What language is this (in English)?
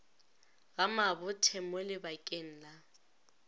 Northern Sotho